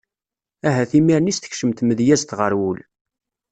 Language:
Kabyle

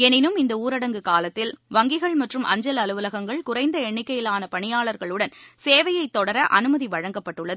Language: Tamil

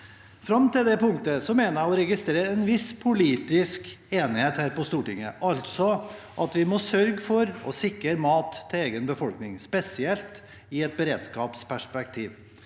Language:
Norwegian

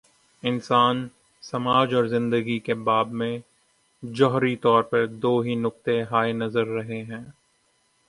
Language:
Urdu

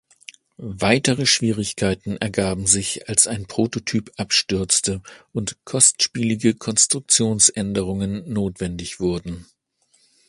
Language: German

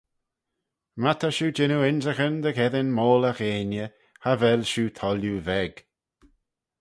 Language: Manx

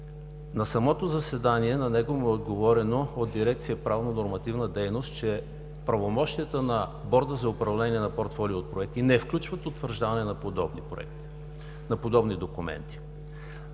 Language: Bulgarian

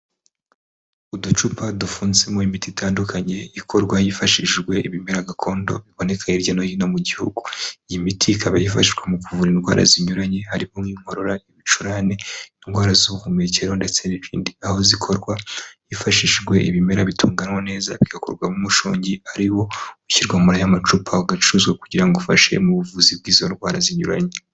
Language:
Kinyarwanda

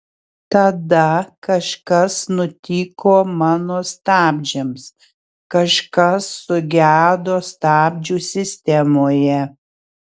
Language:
Lithuanian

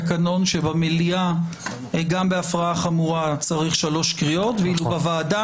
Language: Hebrew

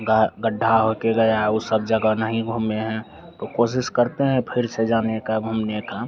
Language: Hindi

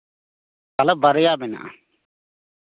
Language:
Santali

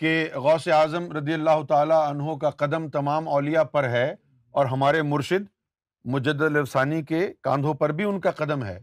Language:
Urdu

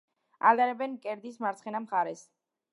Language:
Georgian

